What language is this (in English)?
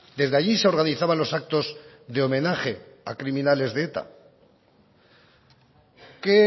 Spanish